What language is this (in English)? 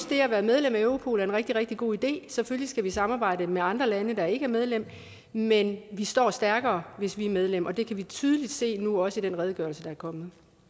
Danish